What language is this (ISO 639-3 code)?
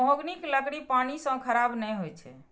mai